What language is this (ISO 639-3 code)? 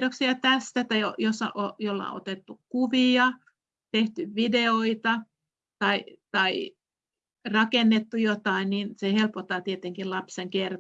fin